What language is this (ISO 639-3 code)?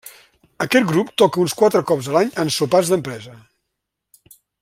cat